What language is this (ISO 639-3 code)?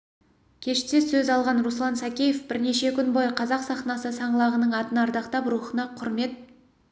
kaz